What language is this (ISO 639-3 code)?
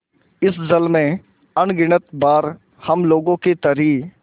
hin